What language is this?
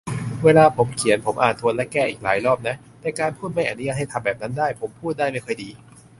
Thai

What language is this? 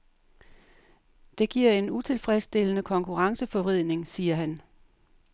Danish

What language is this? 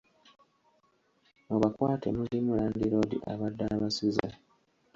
Ganda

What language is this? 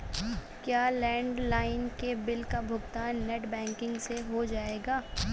Hindi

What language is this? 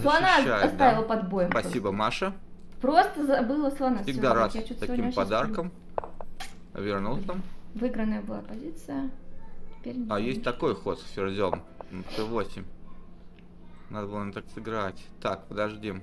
Russian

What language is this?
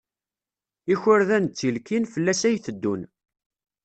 Kabyle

